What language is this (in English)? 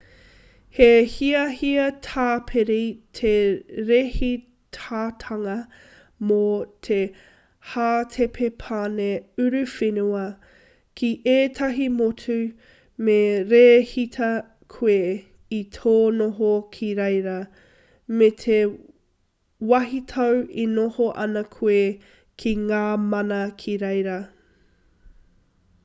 Māori